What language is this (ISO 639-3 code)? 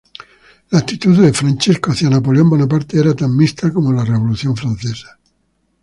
spa